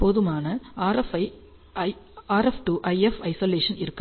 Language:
Tamil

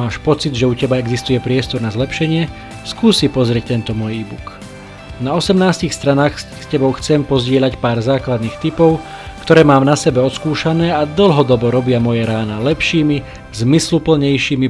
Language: Slovak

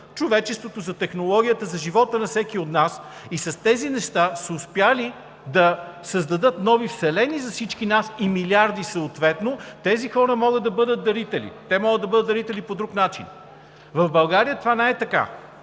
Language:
Bulgarian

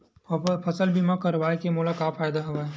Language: Chhattisgarhi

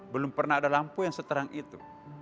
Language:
Indonesian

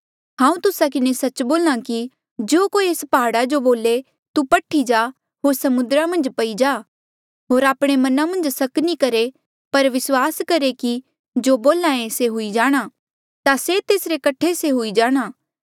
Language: Mandeali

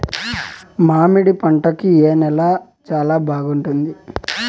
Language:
Telugu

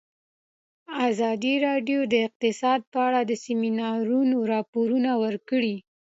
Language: Pashto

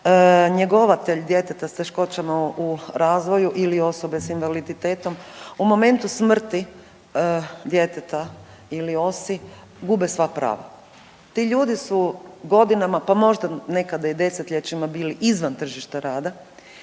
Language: Croatian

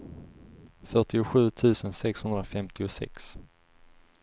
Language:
Swedish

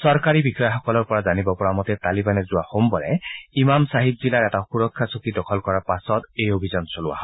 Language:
Assamese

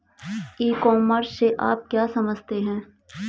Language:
Hindi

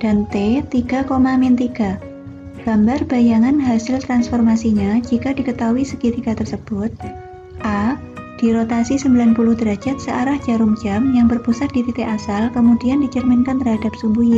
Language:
Indonesian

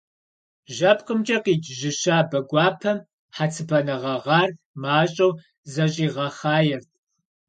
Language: Kabardian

